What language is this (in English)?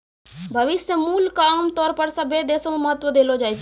Maithili